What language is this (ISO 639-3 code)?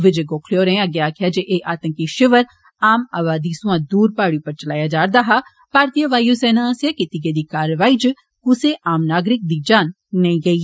doi